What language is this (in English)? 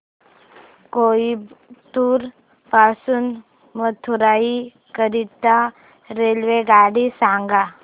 Marathi